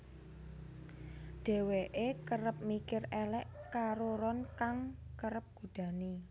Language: Javanese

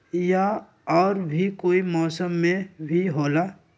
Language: Magahi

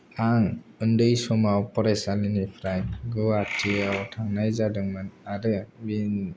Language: Bodo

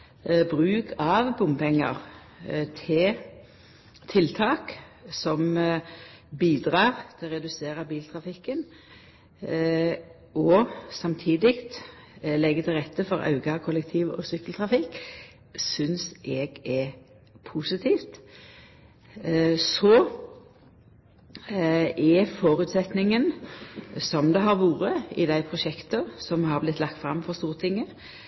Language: Norwegian Nynorsk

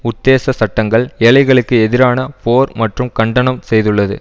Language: Tamil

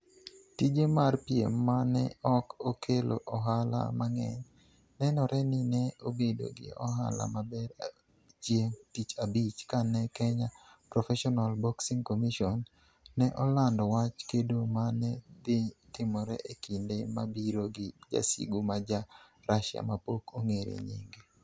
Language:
Luo (Kenya and Tanzania)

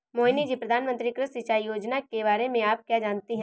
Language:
Hindi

